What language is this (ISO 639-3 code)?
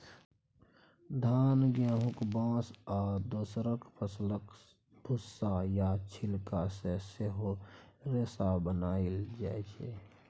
mai